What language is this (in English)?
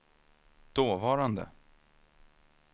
Swedish